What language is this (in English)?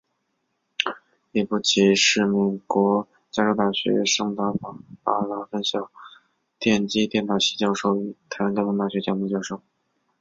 Chinese